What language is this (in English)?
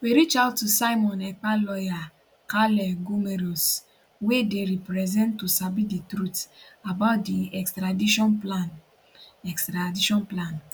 Nigerian Pidgin